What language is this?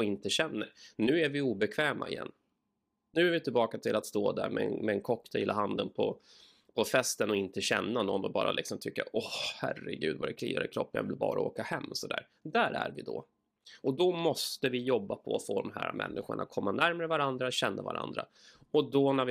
Swedish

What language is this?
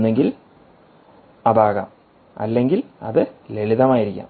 Malayalam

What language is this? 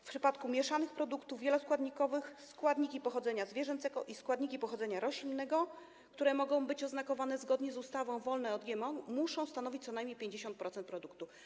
Polish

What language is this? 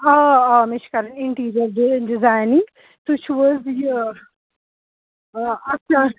Kashmiri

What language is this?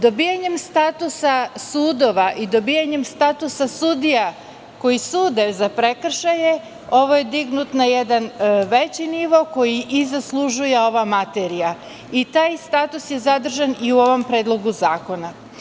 Serbian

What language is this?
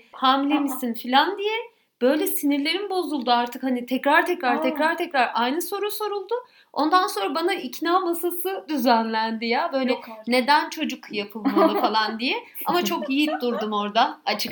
Turkish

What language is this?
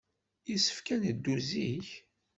Kabyle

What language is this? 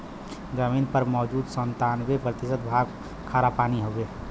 Bhojpuri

